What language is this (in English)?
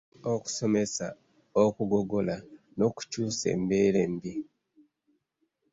Ganda